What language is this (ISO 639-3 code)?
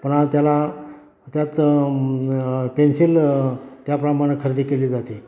mar